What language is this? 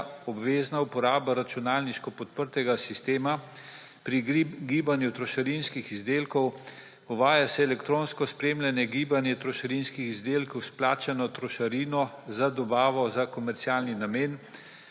Slovenian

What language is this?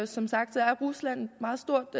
Danish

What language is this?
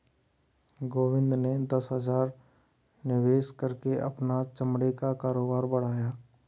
Hindi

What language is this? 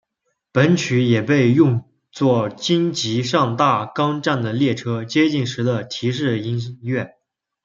Chinese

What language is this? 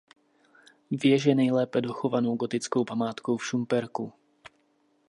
Czech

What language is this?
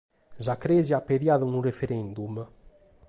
Sardinian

